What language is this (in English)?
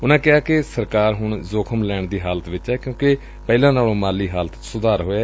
Punjabi